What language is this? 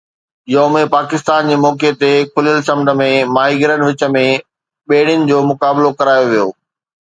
Sindhi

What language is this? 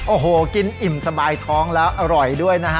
Thai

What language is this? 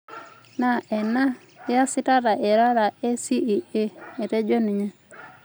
Masai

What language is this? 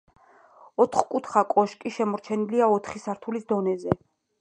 Georgian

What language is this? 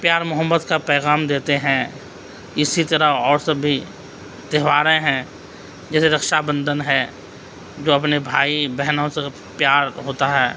Urdu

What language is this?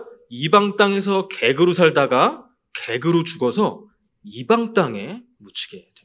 Korean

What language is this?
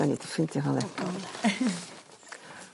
Welsh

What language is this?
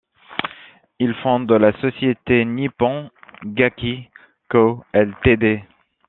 French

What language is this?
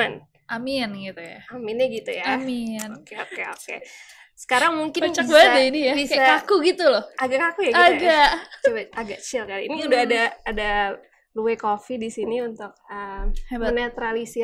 Indonesian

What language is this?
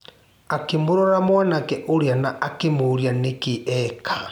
Kikuyu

